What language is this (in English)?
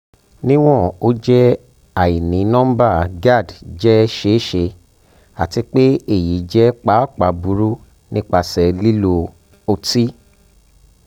Yoruba